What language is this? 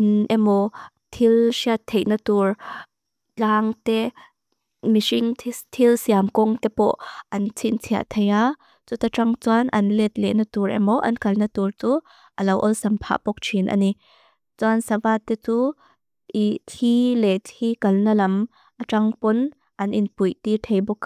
Mizo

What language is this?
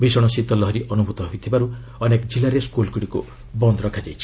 Odia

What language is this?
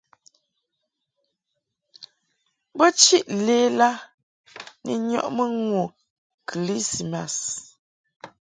Mungaka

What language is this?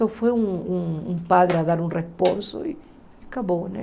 Portuguese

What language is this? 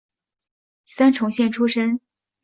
Chinese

